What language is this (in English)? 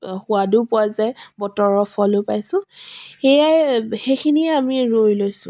Assamese